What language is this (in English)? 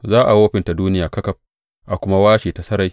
Hausa